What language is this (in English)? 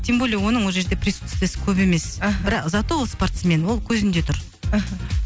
Kazakh